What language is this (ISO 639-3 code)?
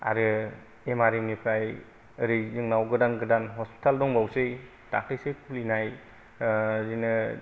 brx